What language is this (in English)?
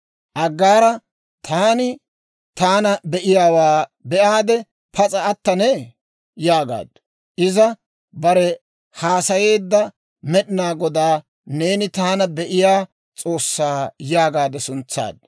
Dawro